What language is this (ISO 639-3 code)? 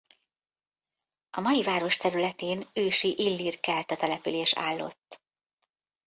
hun